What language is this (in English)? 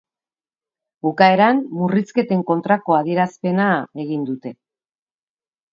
Basque